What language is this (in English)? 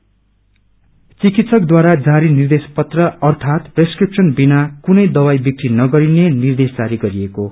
Nepali